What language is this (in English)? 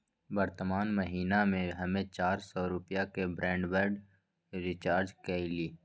Magahi